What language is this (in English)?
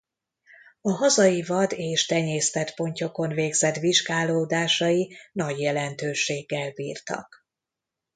Hungarian